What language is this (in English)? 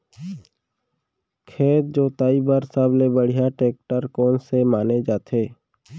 Chhattisgarhi